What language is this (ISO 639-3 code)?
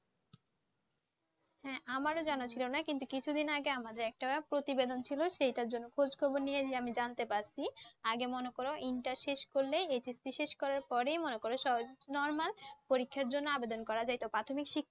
ben